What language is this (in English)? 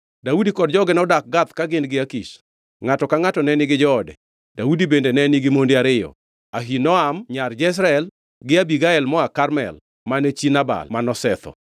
Luo (Kenya and Tanzania)